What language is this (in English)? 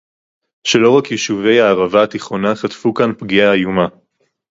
Hebrew